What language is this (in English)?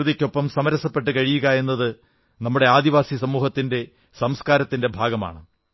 Malayalam